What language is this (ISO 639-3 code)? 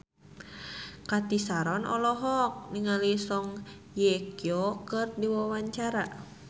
sun